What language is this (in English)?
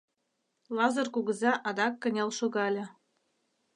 Mari